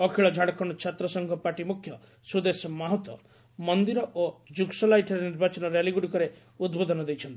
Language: Odia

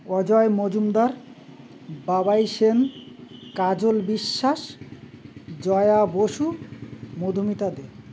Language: Bangla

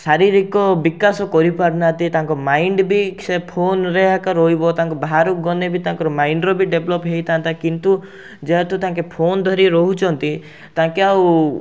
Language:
Odia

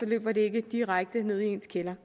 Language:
Danish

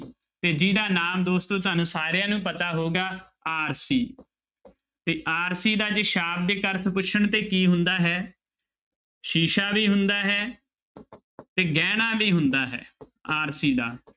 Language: Punjabi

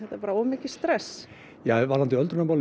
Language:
Icelandic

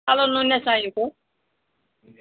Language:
Nepali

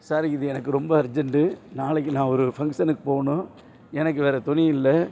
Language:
Tamil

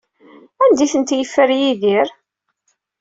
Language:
Kabyle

